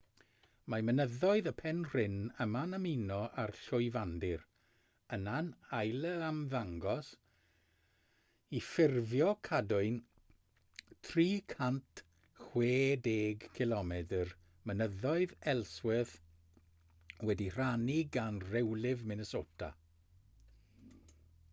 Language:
Welsh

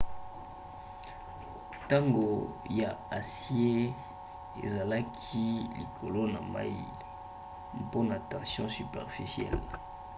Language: Lingala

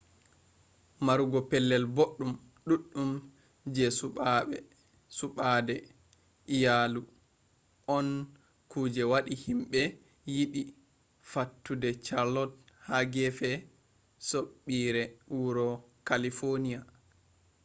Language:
Fula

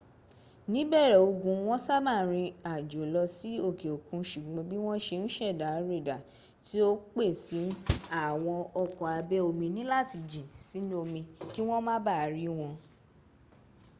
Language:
Yoruba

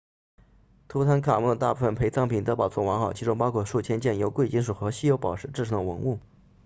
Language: Chinese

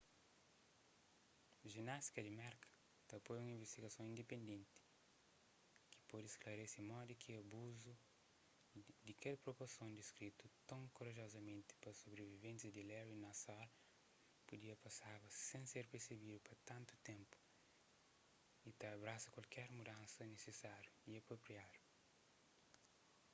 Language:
Kabuverdianu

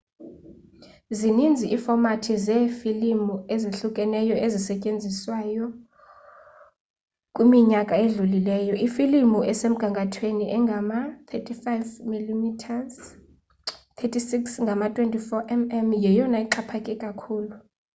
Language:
Xhosa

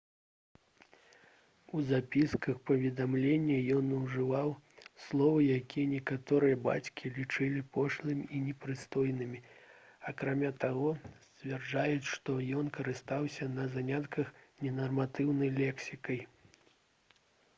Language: Belarusian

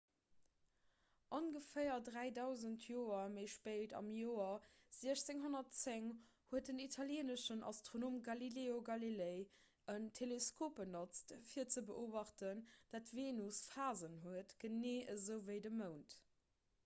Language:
Luxembourgish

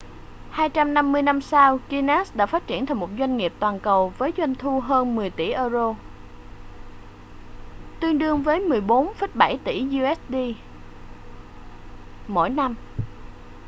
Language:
Vietnamese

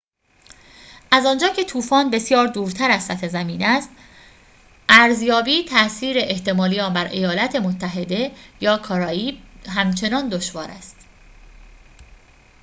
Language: Persian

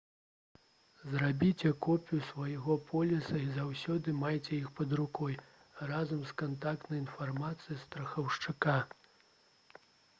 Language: Belarusian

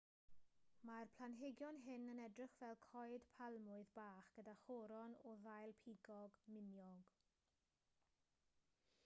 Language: Welsh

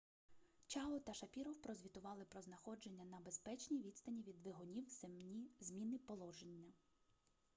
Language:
Ukrainian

